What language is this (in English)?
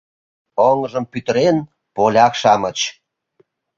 Mari